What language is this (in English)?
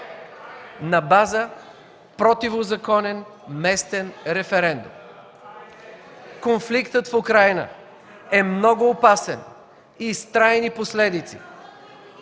Bulgarian